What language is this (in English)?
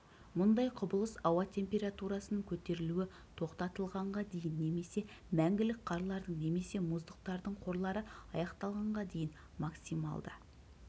Kazakh